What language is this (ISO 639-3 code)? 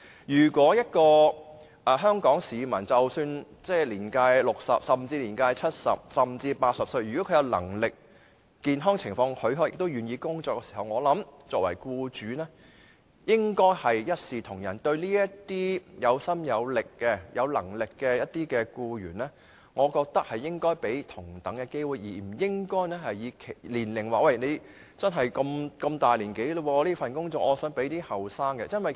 yue